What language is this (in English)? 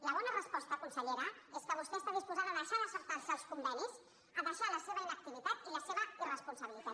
Catalan